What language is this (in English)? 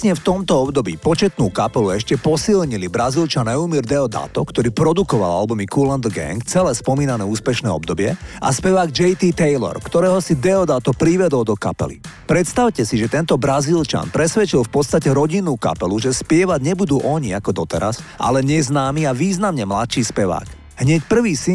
Slovak